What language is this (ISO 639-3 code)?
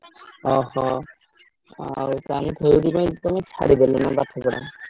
ori